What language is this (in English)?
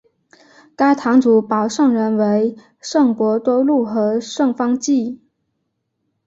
Chinese